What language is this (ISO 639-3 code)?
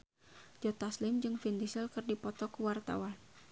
sun